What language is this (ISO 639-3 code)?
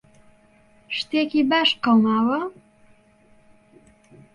ckb